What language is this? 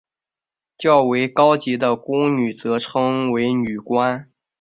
Chinese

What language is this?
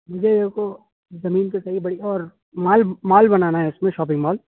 Urdu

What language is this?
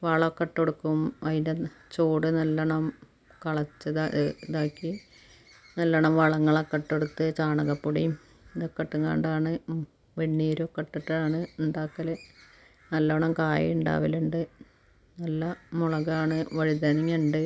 Malayalam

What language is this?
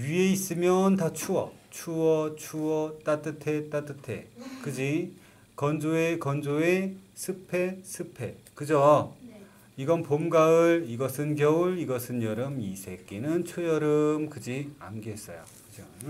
Korean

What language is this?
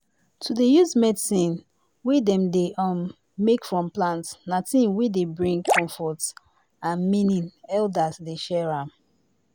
Nigerian Pidgin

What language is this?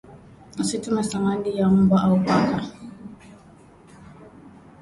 Swahili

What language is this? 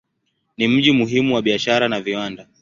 Swahili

